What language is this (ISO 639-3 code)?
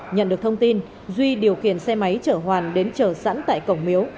vie